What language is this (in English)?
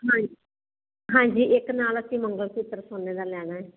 Punjabi